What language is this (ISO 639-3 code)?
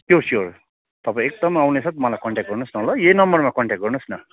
nep